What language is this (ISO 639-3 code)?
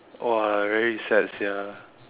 eng